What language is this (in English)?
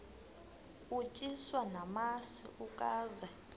Xhosa